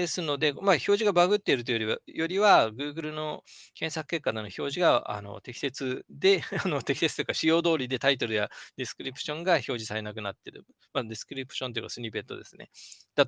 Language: Japanese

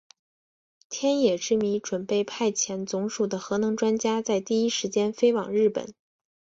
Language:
Chinese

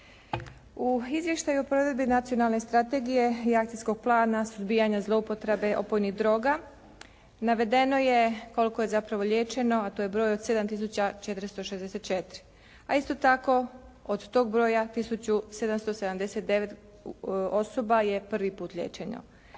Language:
Croatian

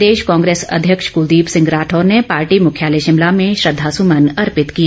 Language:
Hindi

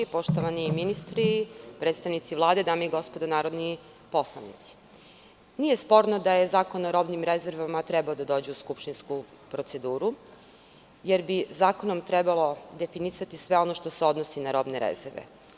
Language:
Serbian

